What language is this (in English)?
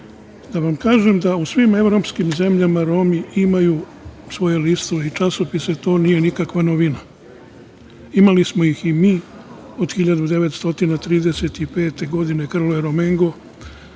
Serbian